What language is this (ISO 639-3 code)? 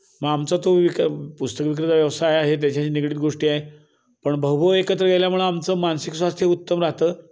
mar